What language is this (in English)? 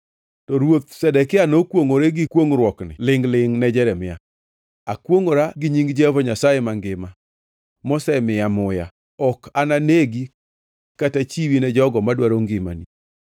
Luo (Kenya and Tanzania)